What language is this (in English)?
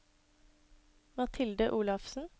Norwegian